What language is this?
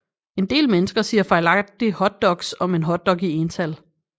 Danish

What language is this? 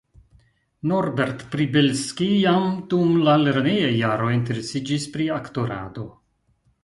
Esperanto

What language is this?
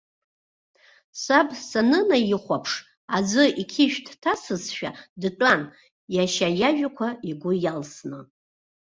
Abkhazian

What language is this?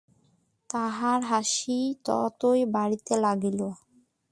Bangla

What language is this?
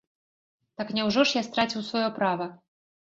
Belarusian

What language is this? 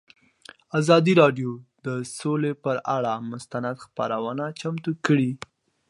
Pashto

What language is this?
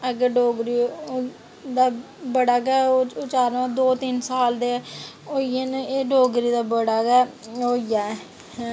Dogri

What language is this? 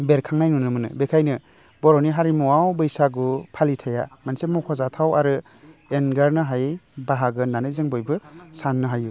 Bodo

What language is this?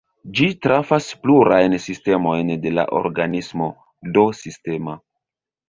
Esperanto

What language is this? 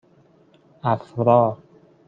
Persian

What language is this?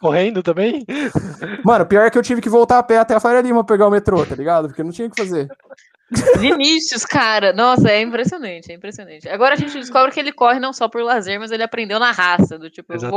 Portuguese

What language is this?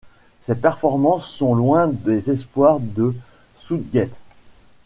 French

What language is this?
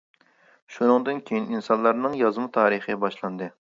Uyghur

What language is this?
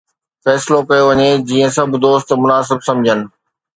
Sindhi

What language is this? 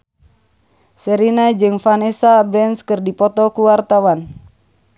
Sundanese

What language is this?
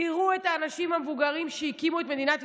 Hebrew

